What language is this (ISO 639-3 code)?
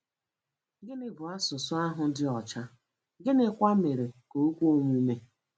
ibo